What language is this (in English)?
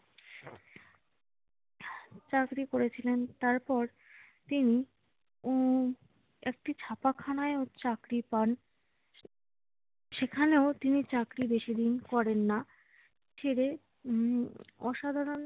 Bangla